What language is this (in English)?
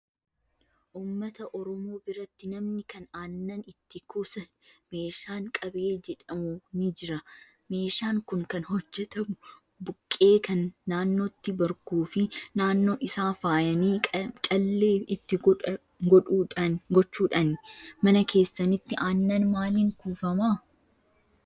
Oromo